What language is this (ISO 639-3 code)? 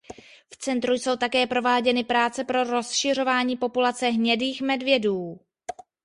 ces